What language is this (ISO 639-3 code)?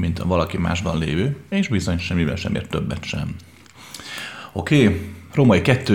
hun